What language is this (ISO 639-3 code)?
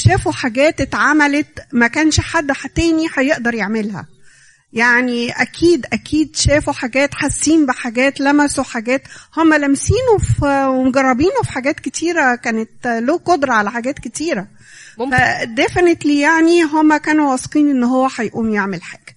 ara